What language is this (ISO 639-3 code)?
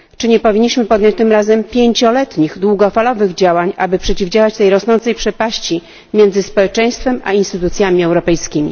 pol